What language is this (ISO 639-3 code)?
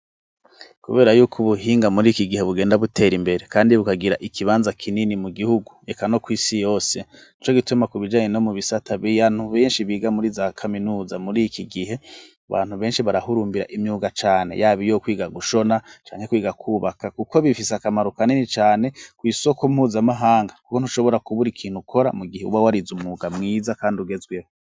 run